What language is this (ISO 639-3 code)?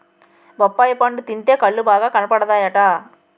tel